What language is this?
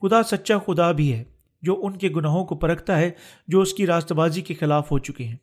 Urdu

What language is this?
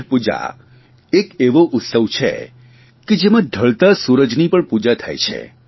Gujarati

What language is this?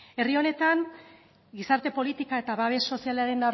Basque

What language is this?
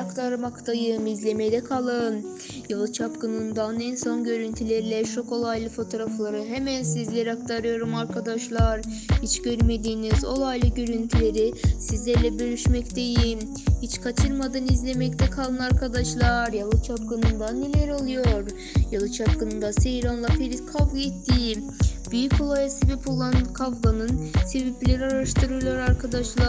Turkish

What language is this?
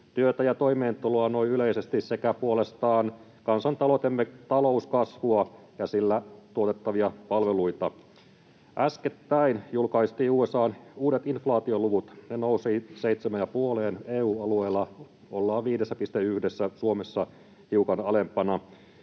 Finnish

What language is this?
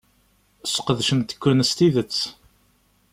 Kabyle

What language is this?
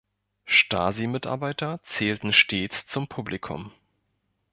German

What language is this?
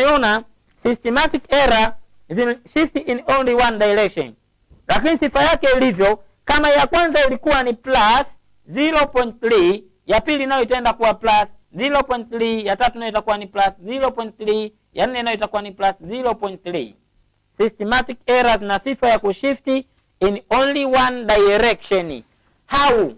Swahili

